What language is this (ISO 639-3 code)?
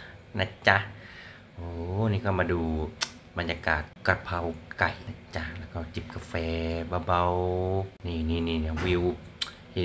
tha